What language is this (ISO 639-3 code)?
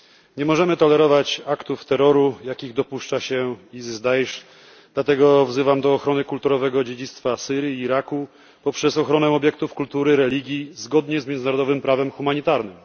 pol